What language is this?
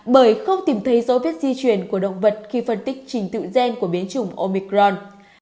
Vietnamese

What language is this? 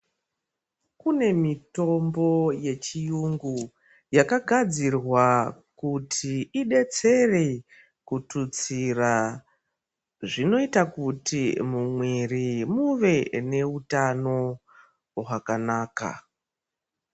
Ndau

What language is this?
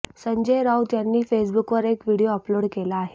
Marathi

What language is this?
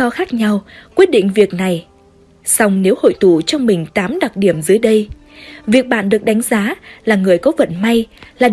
Vietnamese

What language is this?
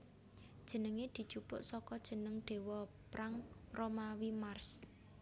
Javanese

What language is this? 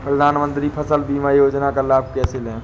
Hindi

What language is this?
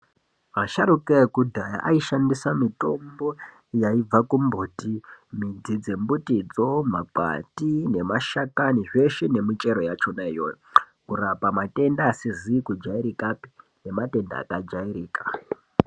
Ndau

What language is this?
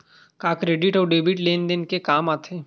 Chhattisgarhi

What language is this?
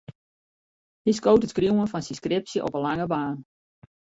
Western Frisian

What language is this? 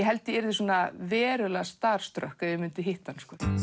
Icelandic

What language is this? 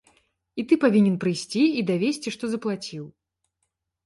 Belarusian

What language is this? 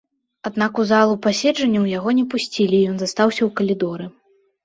Belarusian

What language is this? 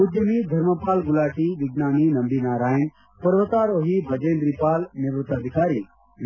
Kannada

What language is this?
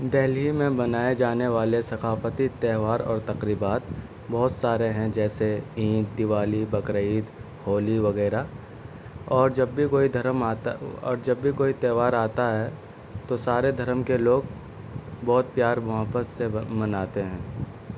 Urdu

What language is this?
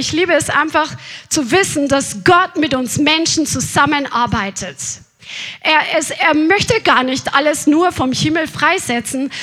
German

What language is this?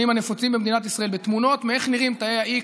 Hebrew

